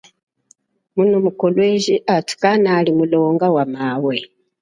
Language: Chokwe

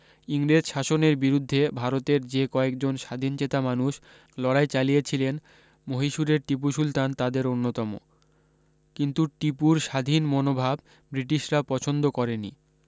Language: Bangla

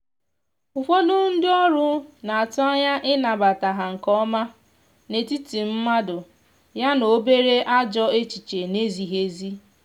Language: Igbo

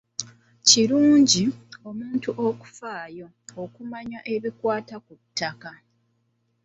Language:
Ganda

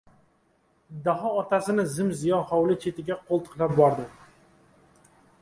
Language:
Uzbek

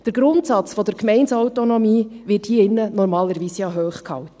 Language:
Swiss German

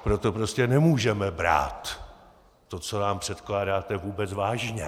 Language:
Czech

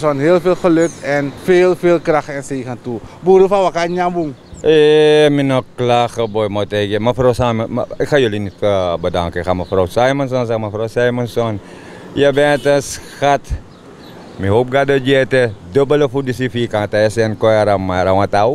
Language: Dutch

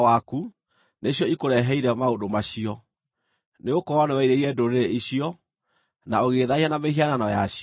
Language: Kikuyu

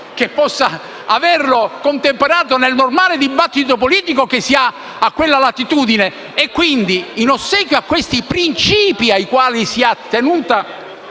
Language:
Italian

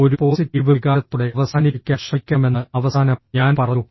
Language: Malayalam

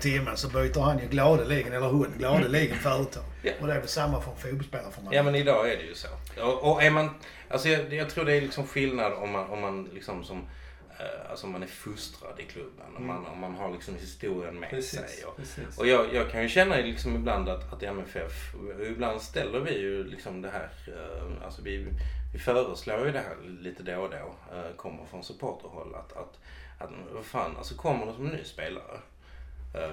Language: Swedish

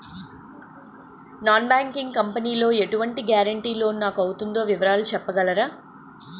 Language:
Telugu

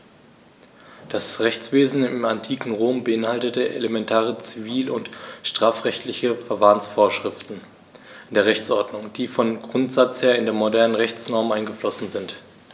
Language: German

